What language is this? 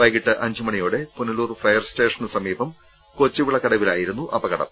Malayalam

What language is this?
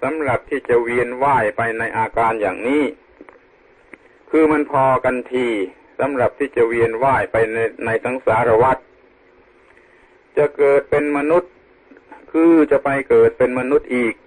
Thai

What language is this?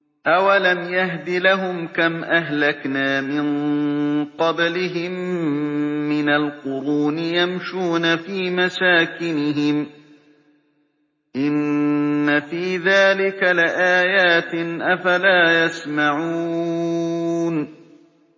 Arabic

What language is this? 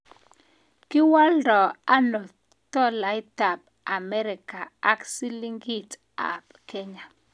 Kalenjin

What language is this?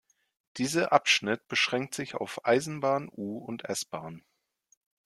German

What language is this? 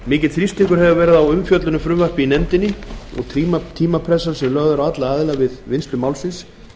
Icelandic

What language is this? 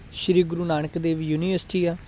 Punjabi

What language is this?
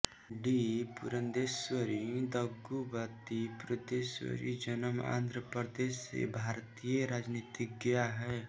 Hindi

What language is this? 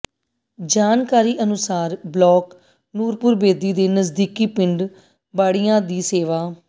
Punjabi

